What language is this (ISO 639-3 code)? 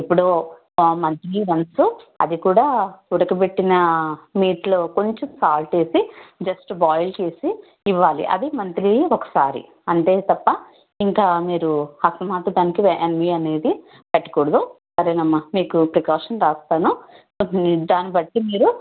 tel